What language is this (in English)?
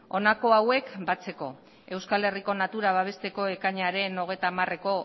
Basque